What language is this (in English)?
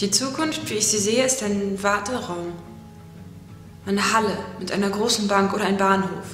German